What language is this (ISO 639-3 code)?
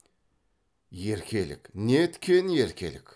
kaz